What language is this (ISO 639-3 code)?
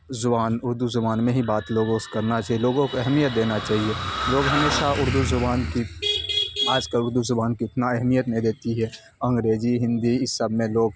urd